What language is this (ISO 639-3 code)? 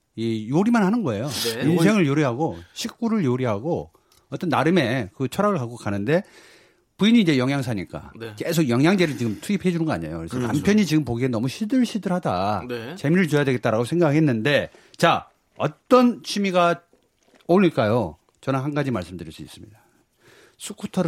kor